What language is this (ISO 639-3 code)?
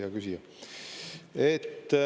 est